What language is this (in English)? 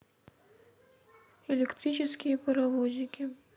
Russian